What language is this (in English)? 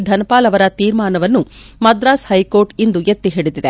Kannada